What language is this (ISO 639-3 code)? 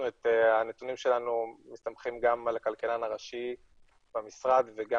heb